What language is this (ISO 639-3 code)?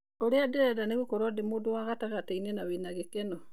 kik